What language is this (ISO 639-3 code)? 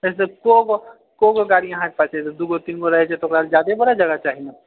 mai